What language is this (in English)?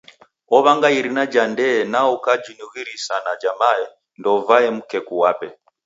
Taita